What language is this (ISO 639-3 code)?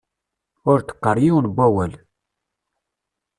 kab